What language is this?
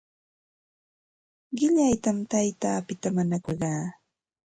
Santa Ana de Tusi Pasco Quechua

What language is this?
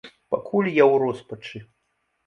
Belarusian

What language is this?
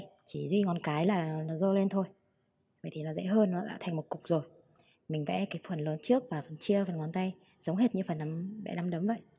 Vietnamese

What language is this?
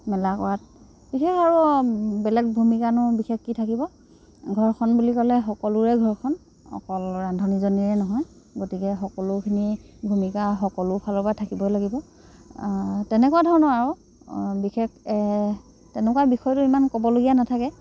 Assamese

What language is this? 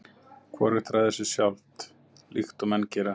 Icelandic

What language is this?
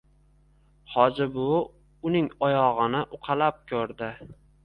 Uzbek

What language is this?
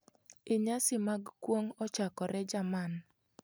Luo (Kenya and Tanzania)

